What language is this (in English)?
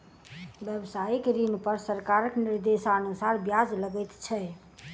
Maithili